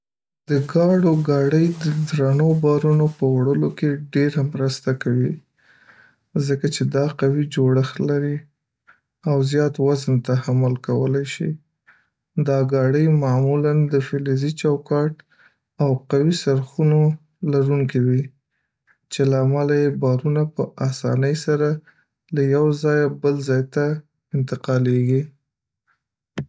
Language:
Pashto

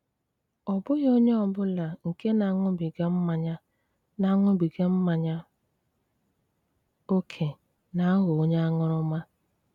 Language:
Igbo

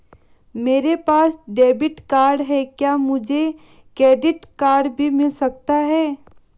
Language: Hindi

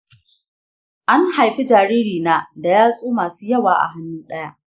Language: Hausa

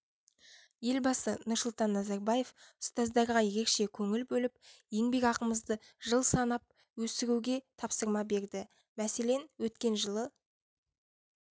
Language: Kazakh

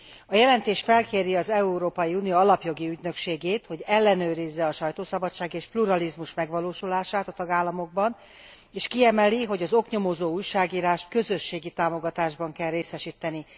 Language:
Hungarian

